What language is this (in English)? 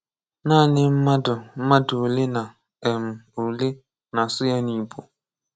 Igbo